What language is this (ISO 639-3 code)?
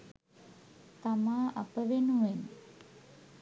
sin